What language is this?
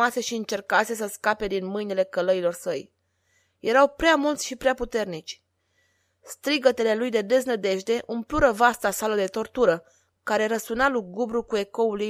Romanian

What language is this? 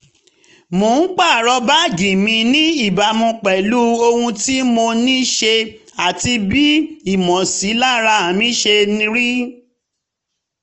Yoruba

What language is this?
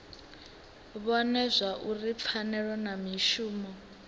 Venda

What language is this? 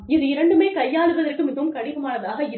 Tamil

